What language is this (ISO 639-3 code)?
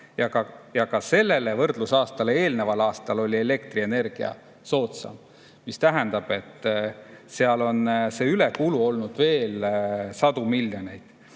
est